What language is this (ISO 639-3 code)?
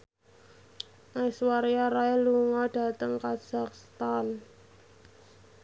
jav